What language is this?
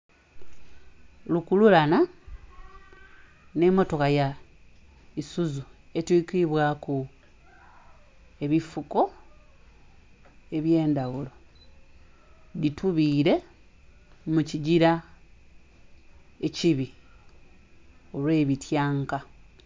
Soga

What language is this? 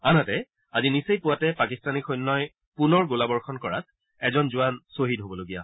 Assamese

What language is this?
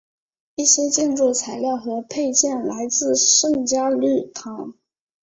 Chinese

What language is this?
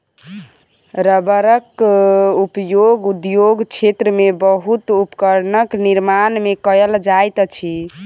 Maithili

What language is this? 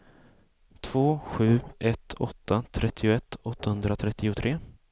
Swedish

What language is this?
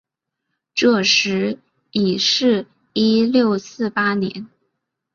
Chinese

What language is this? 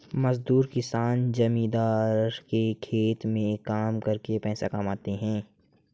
Hindi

